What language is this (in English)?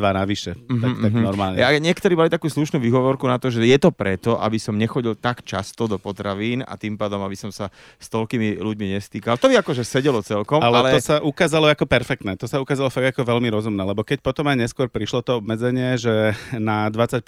Slovak